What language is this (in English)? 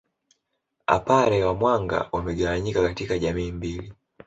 Swahili